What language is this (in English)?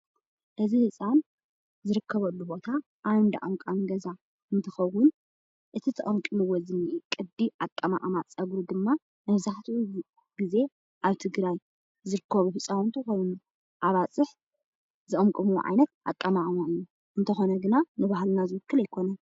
Tigrinya